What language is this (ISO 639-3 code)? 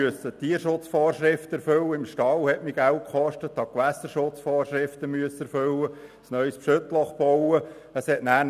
gsw